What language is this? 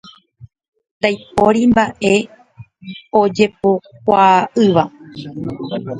Guarani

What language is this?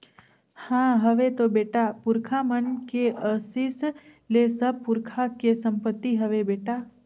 Chhattisgarhi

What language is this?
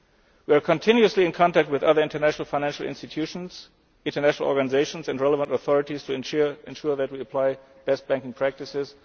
English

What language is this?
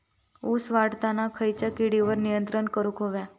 Marathi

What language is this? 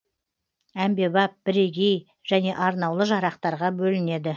Kazakh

